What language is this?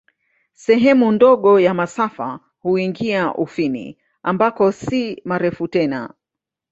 Swahili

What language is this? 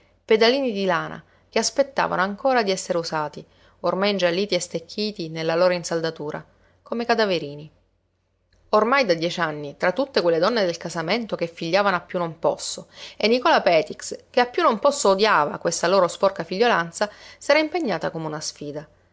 Italian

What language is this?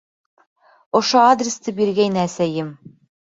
Bashkir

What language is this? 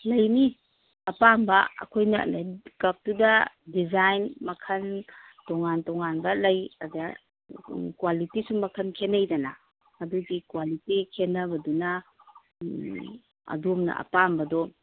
Manipuri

